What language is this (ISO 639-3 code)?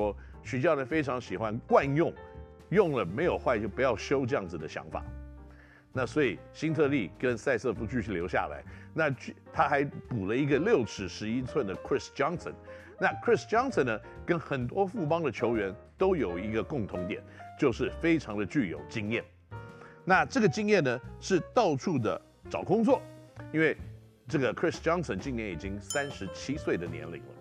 zho